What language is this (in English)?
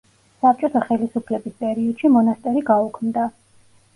Georgian